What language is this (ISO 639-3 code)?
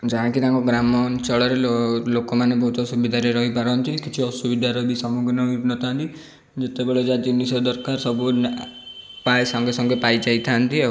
ori